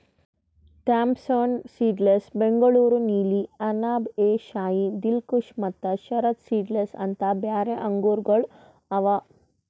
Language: Kannada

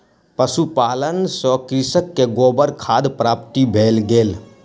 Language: Maithili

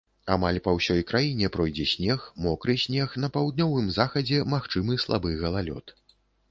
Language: Belarusian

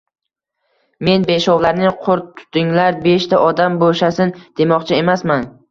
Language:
Uzbek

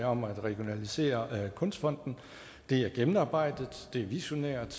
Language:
Danish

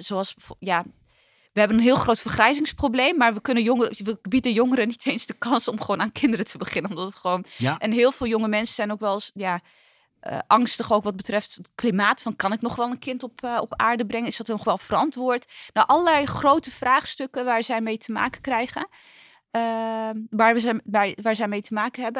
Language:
Dutch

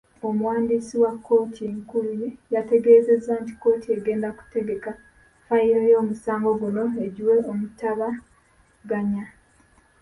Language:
Ganda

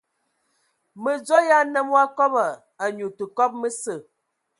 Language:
Ewondo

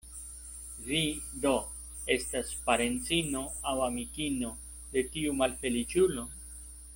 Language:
Esperanto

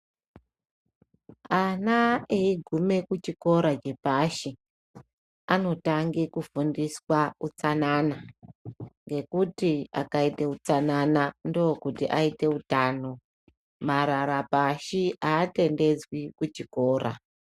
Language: Ndau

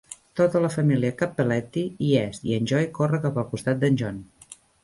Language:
Catalan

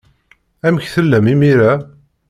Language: Kabyle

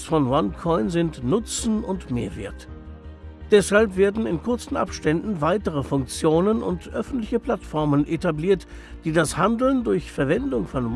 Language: German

